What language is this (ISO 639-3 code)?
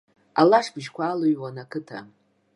abk